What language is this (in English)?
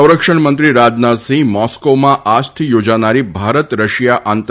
Gujarati